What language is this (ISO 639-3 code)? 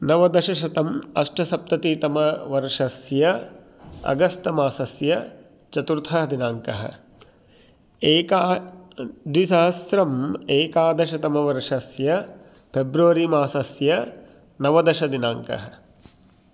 san